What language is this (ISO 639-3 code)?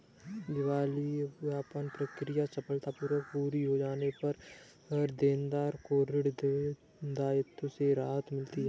hin